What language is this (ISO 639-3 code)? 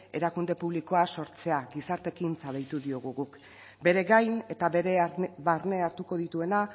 eus